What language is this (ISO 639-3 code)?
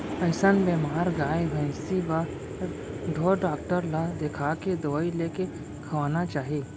hne